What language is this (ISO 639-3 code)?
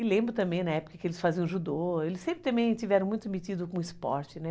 por